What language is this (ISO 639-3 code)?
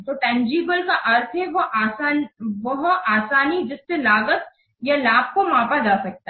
hin